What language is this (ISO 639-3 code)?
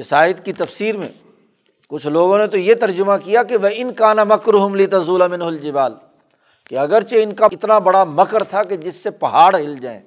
urd